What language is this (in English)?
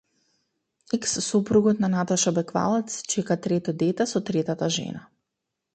Macedonian